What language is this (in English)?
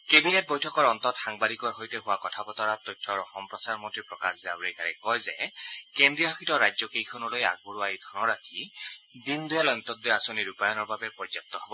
Assamese